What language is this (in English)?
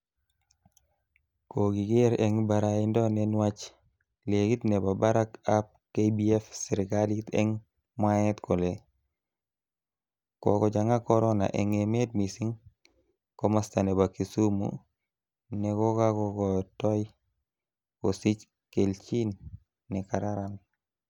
Kalenjin